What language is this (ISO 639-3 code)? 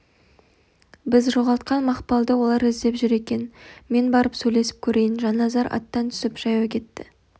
kaz